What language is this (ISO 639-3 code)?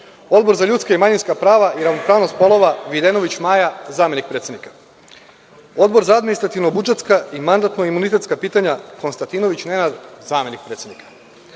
srp